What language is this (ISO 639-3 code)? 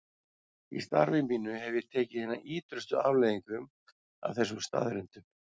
isl